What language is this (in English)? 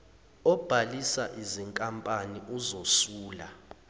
Zulu